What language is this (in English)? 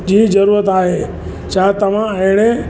Sindhi